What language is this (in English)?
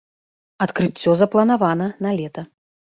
Belarusian